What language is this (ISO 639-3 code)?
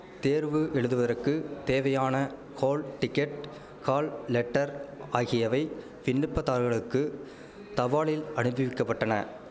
tam